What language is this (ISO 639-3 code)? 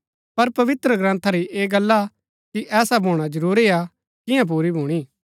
gbk